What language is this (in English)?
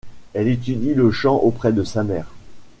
French